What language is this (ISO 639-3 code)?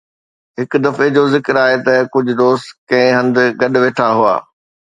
snd